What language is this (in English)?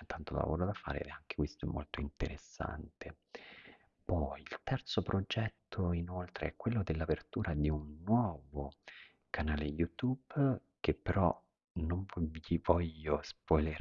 Italian